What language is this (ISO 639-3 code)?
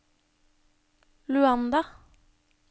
nor